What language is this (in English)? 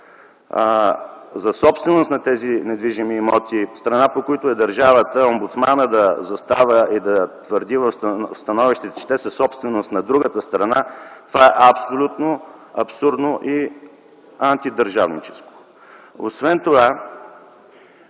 Bulgarian